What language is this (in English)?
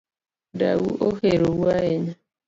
Luo (Kenya and Tanzania)